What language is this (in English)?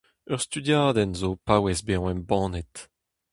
Breton